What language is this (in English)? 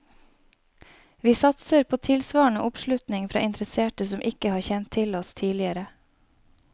Norwegian